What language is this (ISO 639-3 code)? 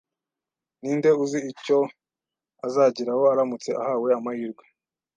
kin